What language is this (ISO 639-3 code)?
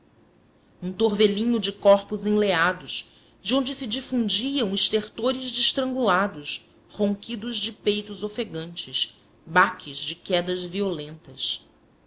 por